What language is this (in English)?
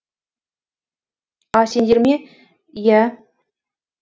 Kazakh